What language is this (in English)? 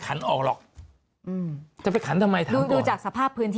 Thai